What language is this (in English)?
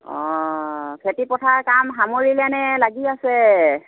Assamese